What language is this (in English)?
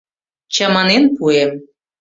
Mari